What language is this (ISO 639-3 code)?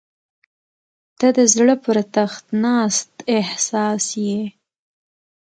pus